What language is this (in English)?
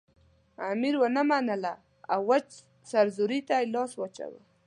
Pashto